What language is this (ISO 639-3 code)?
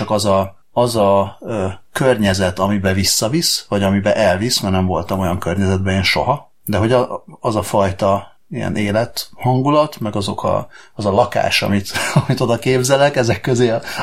hun